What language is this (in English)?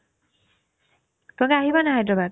Assamese